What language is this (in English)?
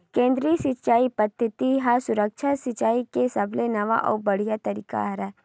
Chhattisgarhi